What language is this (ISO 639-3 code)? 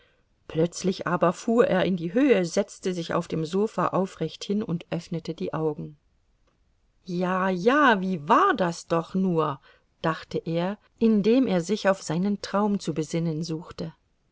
deu